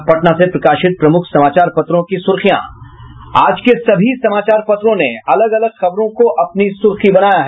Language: Hindi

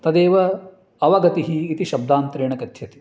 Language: Sanskrit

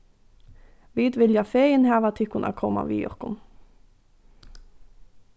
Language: Faroese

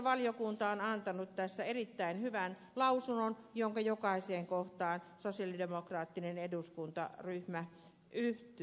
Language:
Finnish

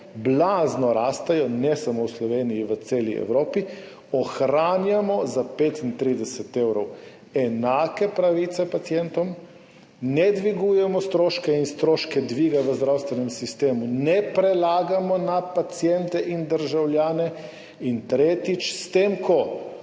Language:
Slovenian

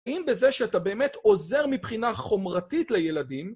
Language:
Hebrew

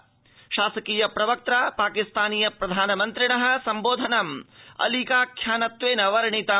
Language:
Sanskrit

